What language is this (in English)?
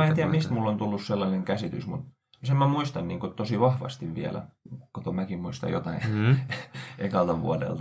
Finnish